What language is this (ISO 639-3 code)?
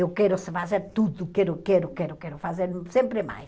por